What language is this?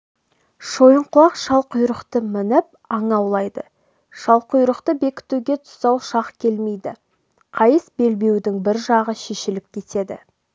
Kazakh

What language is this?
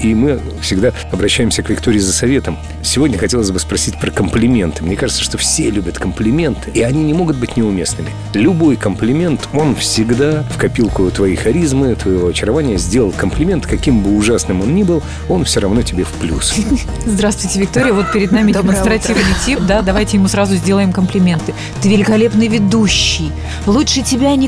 Russian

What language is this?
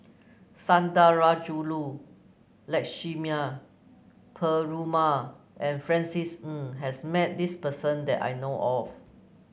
English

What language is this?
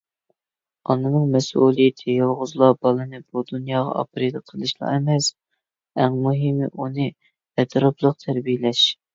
Uyghur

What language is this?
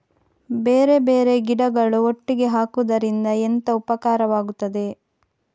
Kannada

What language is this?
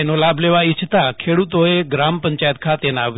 Gujarati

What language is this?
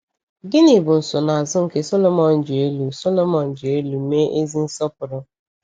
Igbo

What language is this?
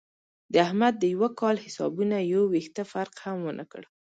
Pashto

